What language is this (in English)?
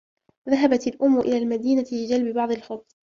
Arabic